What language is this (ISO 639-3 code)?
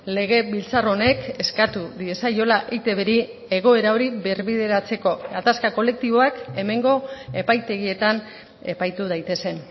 eus